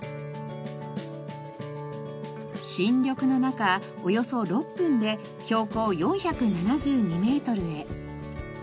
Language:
Japanese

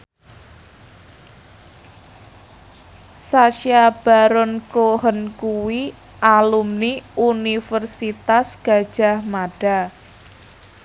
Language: Javanese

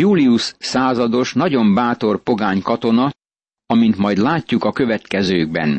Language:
Hungarian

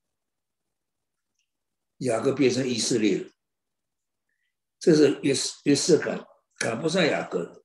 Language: Chinese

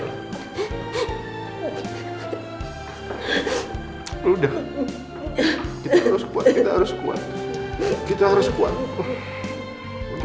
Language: Indonesian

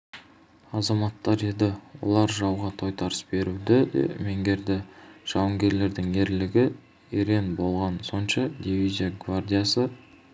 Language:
Kazakh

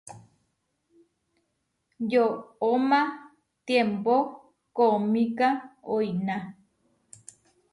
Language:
Huarijio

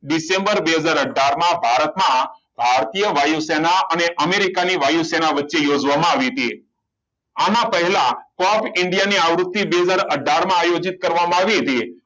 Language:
Gujarati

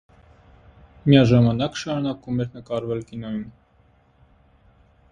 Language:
Armenian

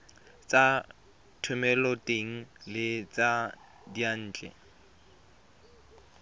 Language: Tswana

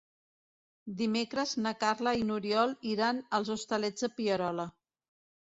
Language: Catalan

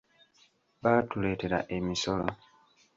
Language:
Ganda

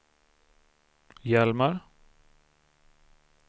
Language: Swedish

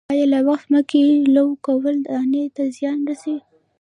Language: Pashto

